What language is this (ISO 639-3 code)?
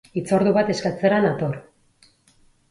eus